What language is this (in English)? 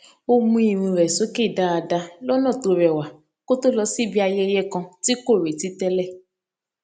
Yoruba